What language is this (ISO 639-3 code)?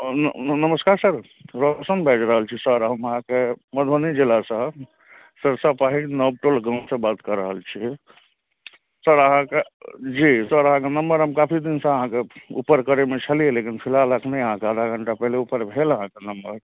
mai